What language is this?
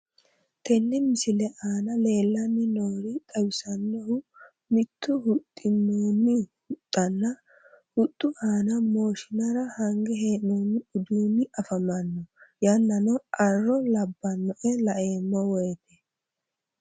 Sidamo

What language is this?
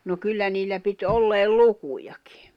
Finnish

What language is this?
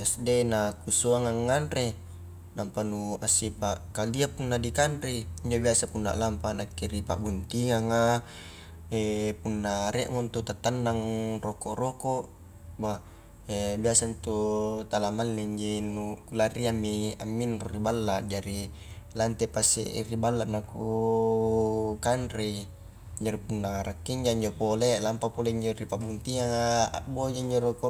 Highland Konjo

